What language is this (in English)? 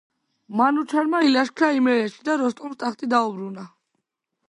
Georgian